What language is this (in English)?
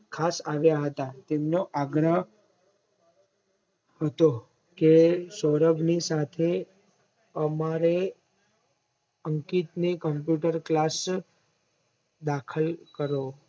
Gujarati